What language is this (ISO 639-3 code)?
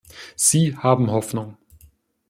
deu